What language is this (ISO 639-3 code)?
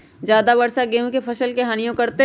mag